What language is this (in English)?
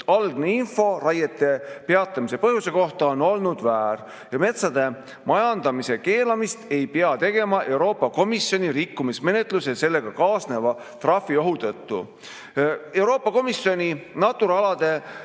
Estonian